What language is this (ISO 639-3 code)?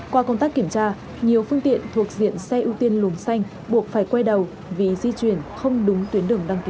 vie